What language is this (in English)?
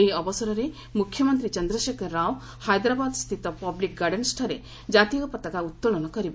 Odia